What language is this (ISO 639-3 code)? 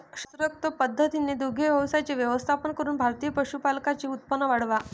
mar